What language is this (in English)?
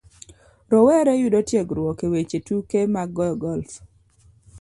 Luo (Kenya and Tanzania)